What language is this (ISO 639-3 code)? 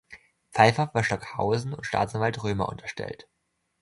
deu